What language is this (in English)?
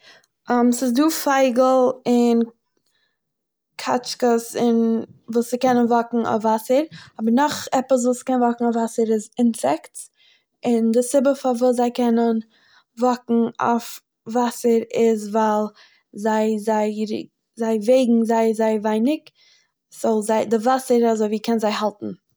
Yiddish